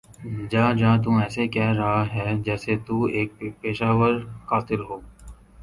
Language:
Urdu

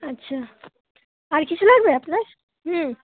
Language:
Bangla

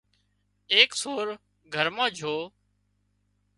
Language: Wadiyara Koli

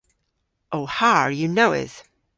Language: Cornish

